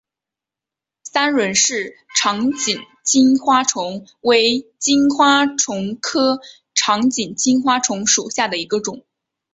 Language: Chinese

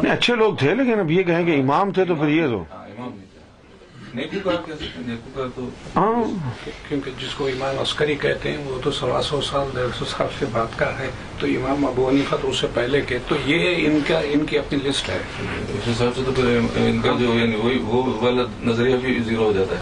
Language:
Urdu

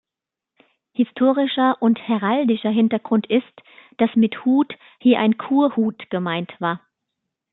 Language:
German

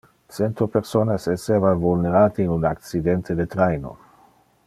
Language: Interlingua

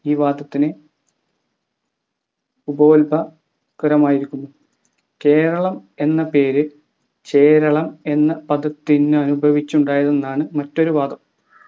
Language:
Malayalam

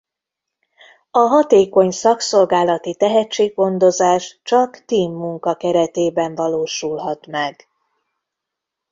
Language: Hungarian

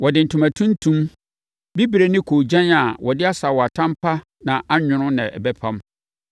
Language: Akan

